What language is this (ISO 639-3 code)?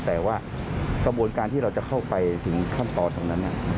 tha